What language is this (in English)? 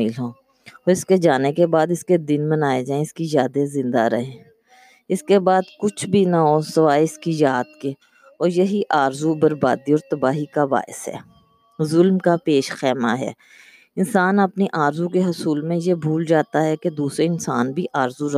Urdu